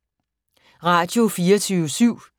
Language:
Danish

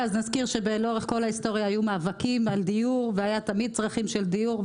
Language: Hebrew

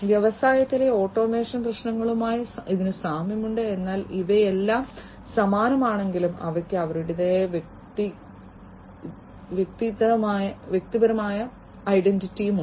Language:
Malayalam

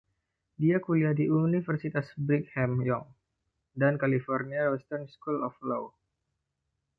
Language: Indonesian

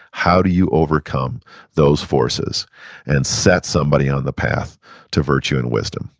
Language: English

